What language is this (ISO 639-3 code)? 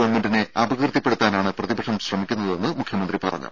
mal